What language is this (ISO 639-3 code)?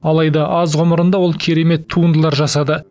kaz